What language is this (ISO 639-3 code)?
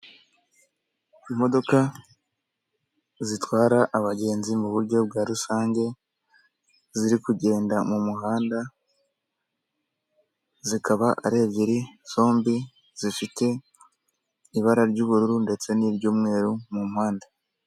kin